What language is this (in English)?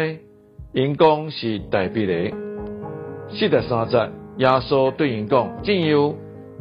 Chinese